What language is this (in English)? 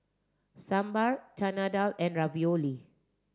English